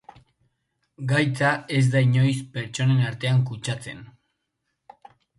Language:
Basque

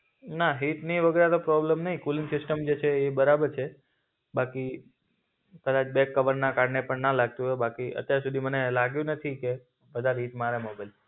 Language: Gujarati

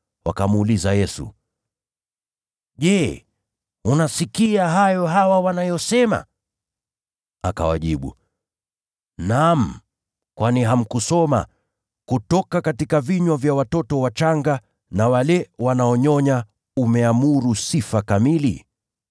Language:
Swahili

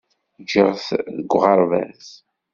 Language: Kabyle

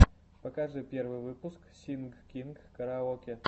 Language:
Russian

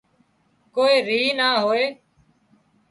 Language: Wadiyara Koli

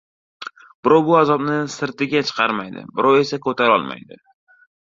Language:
Uzbek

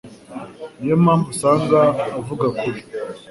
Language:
Kinyarwanda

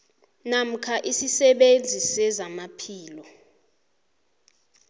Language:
South Ndebele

